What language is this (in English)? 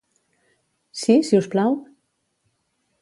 Catalan